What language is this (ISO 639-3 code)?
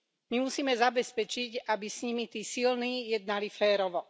slk